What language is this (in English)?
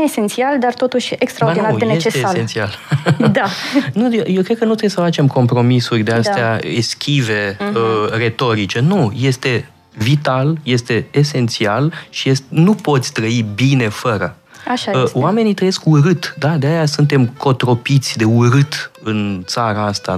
Romanian